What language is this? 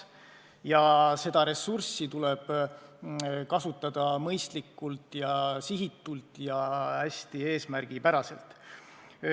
Estonian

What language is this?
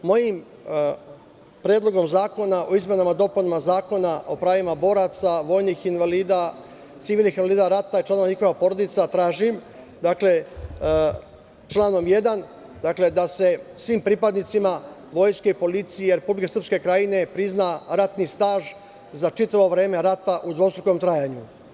Serbian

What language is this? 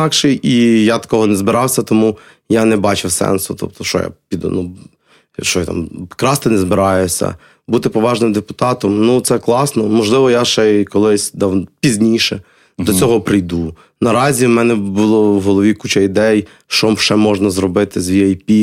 Ukrainian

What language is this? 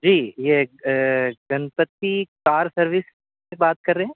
Urdu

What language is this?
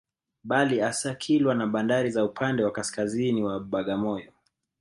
Swahili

